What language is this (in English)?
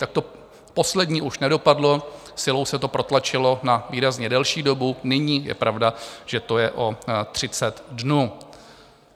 Czech